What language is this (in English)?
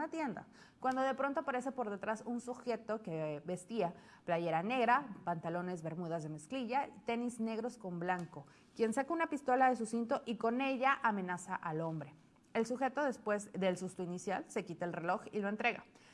Spanish